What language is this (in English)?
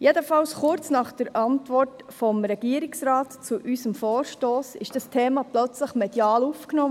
Swiss German